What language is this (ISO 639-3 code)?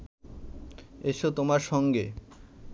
ben